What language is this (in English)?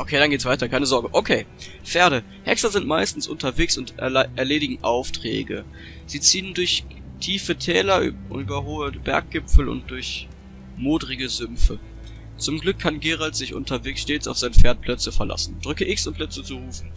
German